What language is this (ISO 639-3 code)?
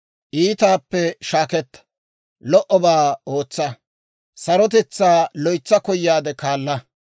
dwr